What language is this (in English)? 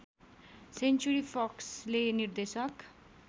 Nepali